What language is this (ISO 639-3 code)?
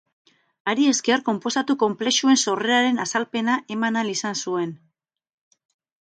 eus